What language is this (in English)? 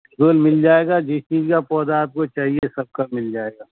Urdu